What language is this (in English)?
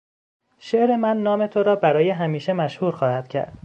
Persian